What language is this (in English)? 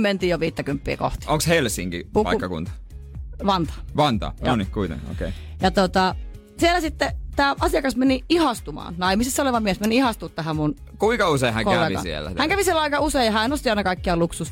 Finnish